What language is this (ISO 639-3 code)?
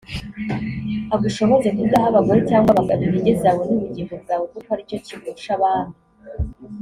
kin